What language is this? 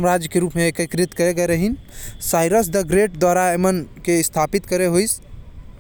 Korwa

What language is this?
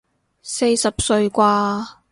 Cantonese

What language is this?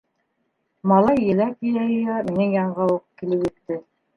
Bashkir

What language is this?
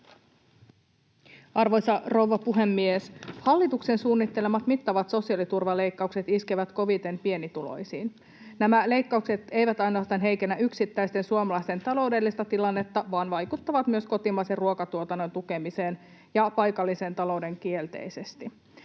Finnish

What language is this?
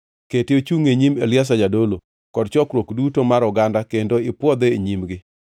Luo (Kenya and Tanzania)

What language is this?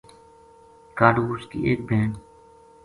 Gujari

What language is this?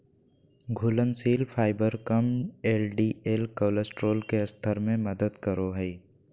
Magahi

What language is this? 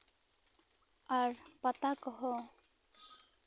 Santali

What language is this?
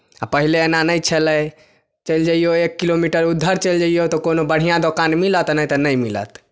Maithili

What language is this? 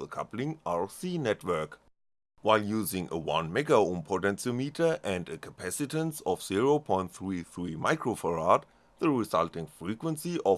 English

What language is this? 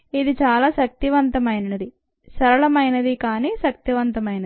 Telugu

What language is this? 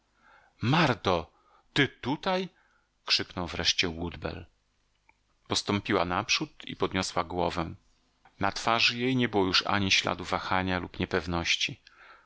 Polish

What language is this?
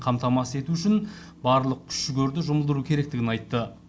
Kazakh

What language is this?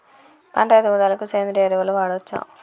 Telugu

